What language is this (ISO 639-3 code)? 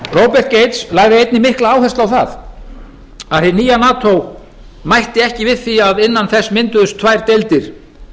isl